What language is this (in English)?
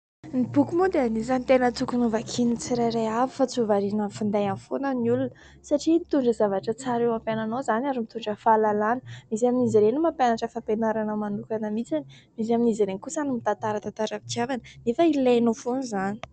Malagasy